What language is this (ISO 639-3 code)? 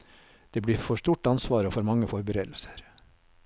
nor